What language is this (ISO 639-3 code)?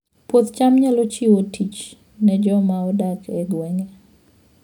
luo